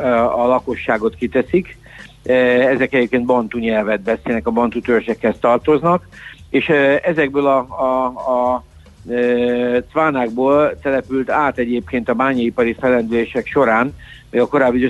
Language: Hungarian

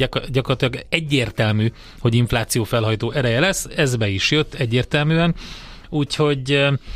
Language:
Hungarian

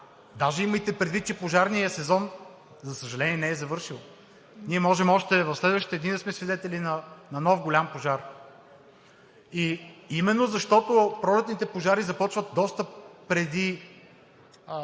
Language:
Bulgarian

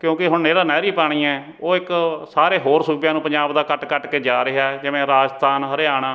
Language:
Punjabi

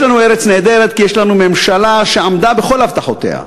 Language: Hebrew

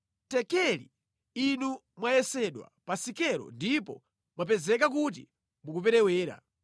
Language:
Nyanja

